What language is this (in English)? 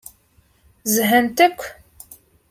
Kabyle